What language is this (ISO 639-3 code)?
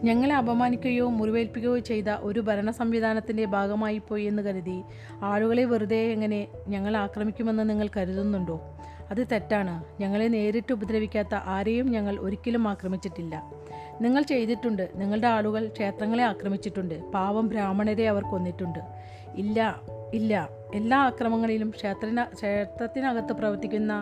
mal